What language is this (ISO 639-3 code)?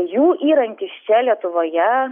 lit